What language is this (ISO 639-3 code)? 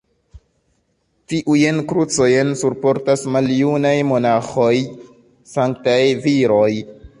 epo